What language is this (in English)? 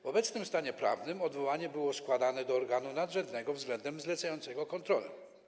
Polish